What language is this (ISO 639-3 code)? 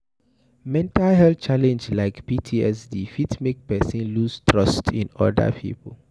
pcm